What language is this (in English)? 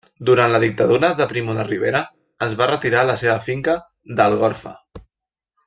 Catalan